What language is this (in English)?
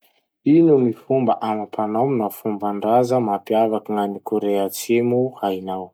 Masikoro Malagasy